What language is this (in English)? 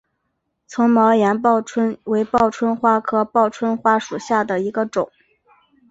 Chinese